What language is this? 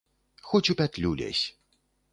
Belarusian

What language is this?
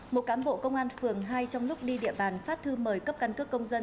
Vietnamese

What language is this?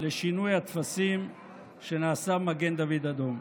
Hebrew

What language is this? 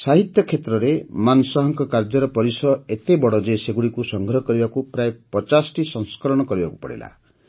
Odia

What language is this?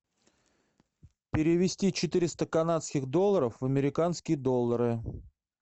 Russian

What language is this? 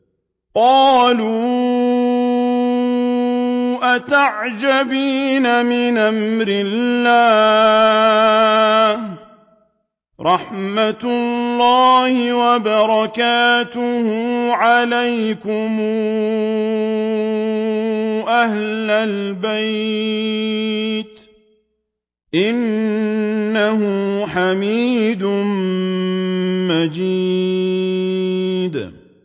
Arabic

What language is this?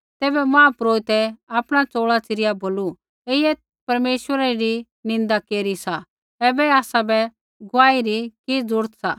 Kullu Pahari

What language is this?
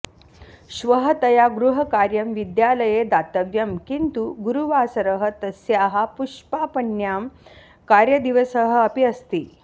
Sanskrit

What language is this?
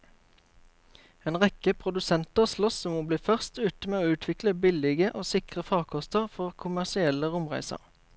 Norwegian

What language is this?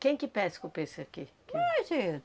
Portuguese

